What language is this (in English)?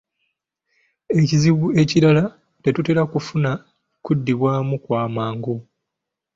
Ganda